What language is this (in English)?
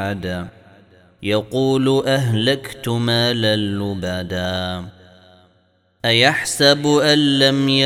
Arabic